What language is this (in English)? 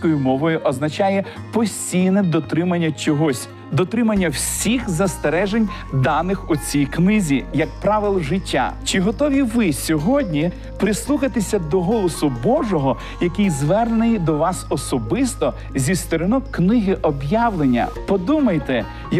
Ukrainian